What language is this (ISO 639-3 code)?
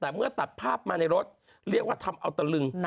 tha